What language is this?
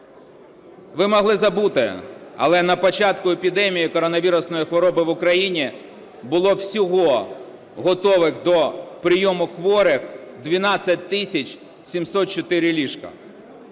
Ukrainian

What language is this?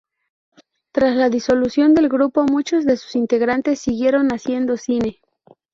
Spanish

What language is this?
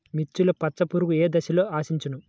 Telugu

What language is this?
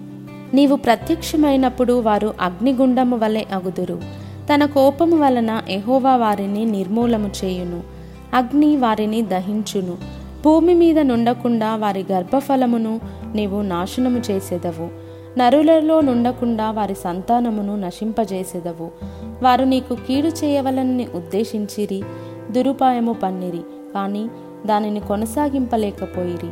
Telugu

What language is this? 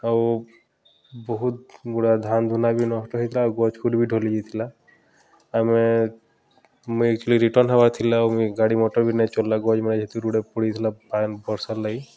Odia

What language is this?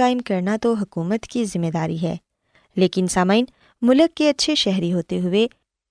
Urdu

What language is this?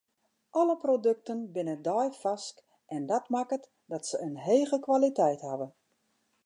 Western Frisian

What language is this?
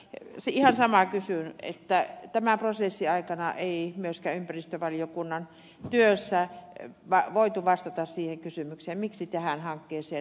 Finnish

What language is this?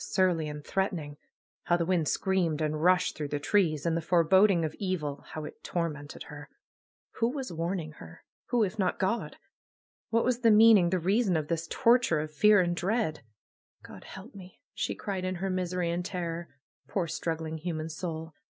English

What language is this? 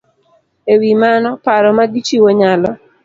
Luo (Kenya and Tanzania)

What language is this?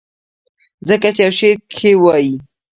Pashto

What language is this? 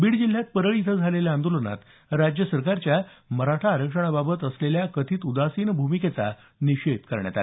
Marathi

